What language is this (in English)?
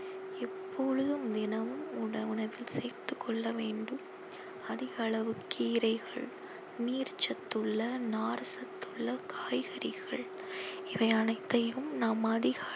Tamil